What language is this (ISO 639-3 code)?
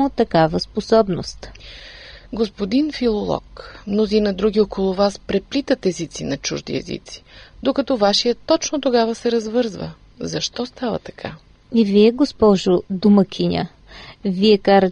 bul